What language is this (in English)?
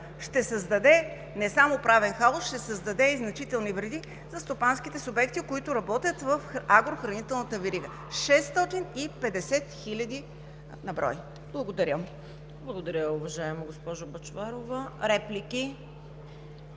Bulgarian